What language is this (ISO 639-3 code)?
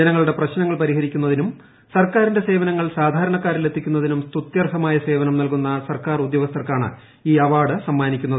mal